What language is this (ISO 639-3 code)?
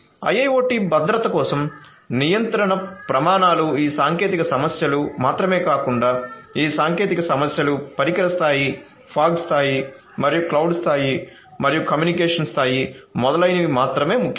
tel